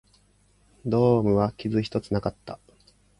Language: Japanese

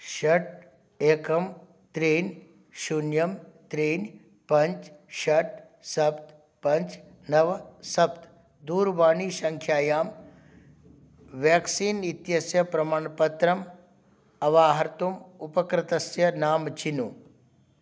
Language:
Sanskrit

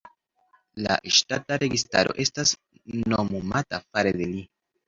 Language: Esperanto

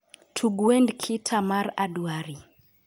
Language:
Luo (Kenya and Tanzania)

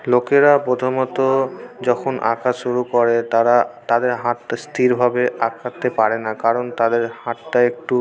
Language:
Bangla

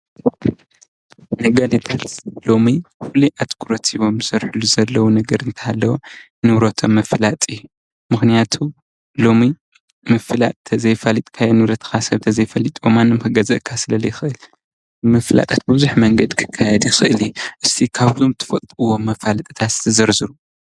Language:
Tigrinya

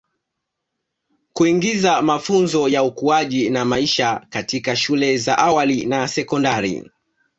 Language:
Swahili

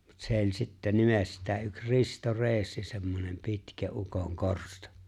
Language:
Finnish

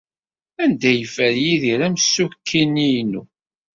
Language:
Kabyle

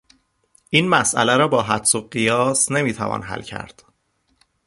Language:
Persian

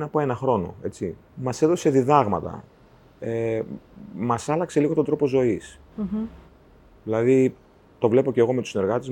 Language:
Greek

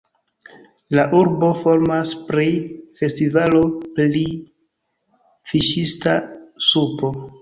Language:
Esperanto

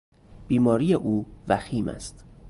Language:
Persian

